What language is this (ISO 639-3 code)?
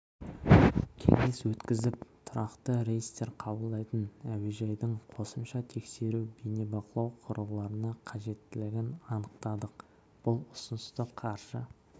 kaz